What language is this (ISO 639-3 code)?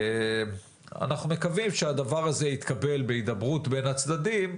heb